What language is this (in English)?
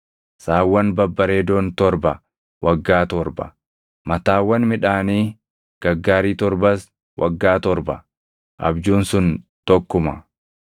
Oromo